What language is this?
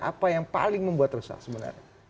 Indonesian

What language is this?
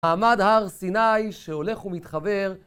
Hebrew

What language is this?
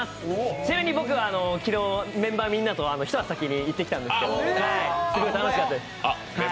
Japanese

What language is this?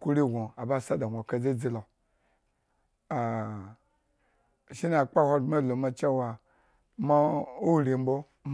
Eggon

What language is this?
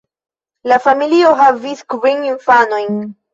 Esperanto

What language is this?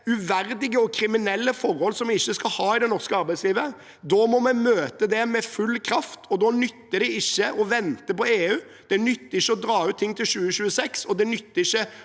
Norwegian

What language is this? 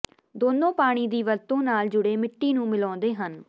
Punjabi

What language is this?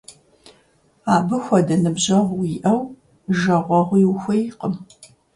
Kabardian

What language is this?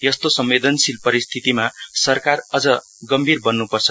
Nepali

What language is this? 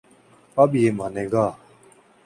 Urdu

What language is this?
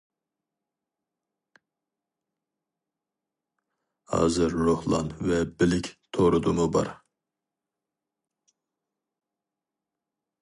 Uyghur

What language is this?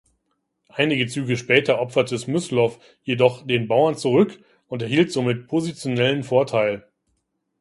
German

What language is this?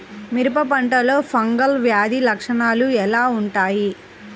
Telugu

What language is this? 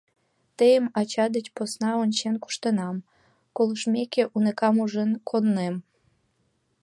Mari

